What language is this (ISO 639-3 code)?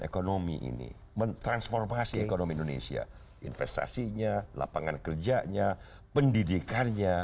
ind